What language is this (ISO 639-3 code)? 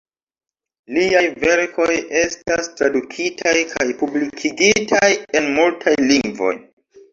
epo